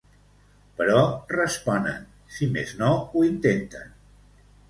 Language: Catalan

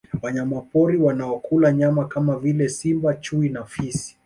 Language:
Swahili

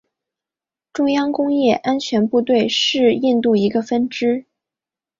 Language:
Chinese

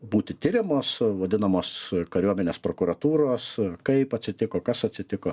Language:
Lithuanian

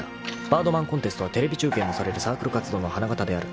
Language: Japanese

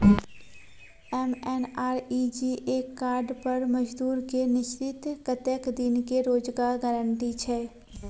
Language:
Maithili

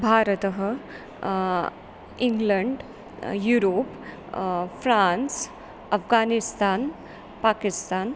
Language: Sanskrit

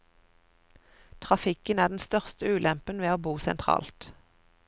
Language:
Norwegian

